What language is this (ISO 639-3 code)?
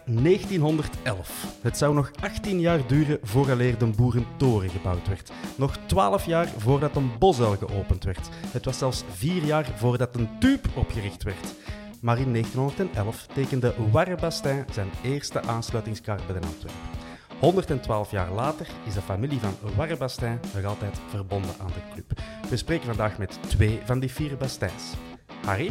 nld